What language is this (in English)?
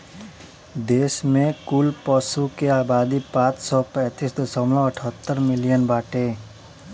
Bhojpuri